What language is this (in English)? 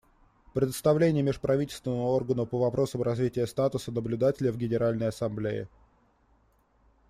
Russian